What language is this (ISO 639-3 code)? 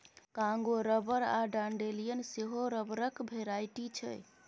mai